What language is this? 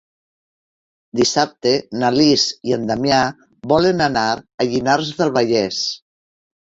Catalan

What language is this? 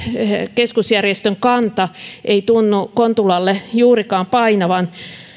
Finnish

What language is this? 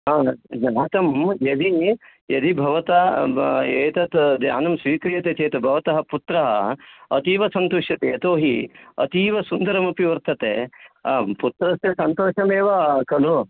Sanskrit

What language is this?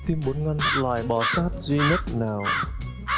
Vietnamese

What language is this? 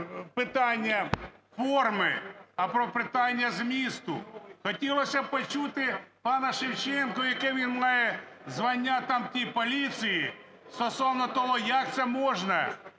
Ukrainian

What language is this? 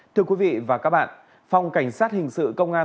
Vietnamese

